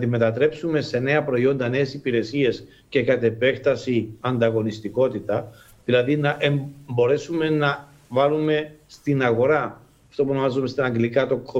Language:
Greek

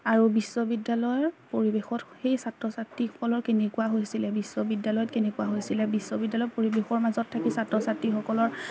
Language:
Assamese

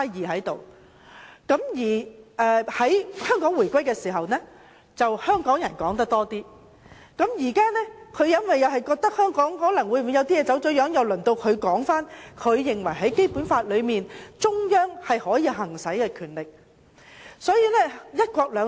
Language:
Cantonese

